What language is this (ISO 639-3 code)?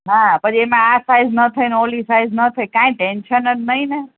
guj